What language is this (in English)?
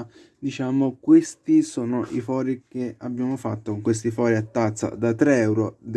Italian